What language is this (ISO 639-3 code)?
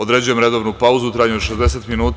srp